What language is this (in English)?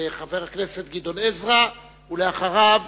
Hebrew